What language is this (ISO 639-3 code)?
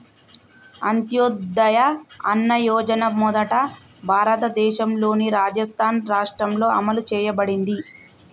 tel